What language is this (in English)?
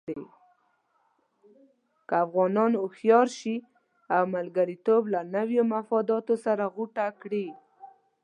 Pashto